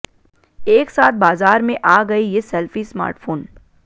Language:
Hindi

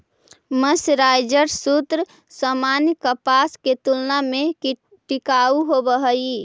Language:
Magahi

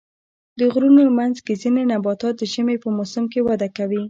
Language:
Pashto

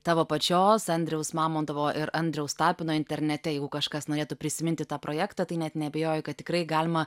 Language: Lithuanian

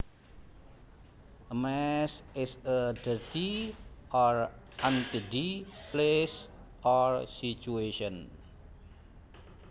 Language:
Javanese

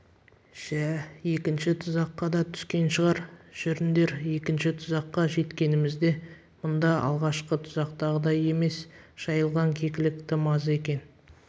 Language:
Kazakh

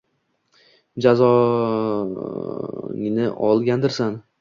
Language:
Uzbek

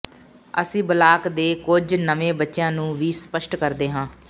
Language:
Punjabi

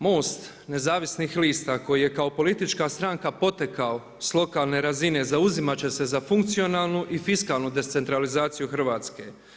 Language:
Croatian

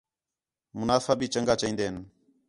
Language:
Khetrani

